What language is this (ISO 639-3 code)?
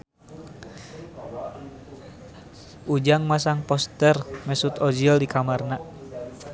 sun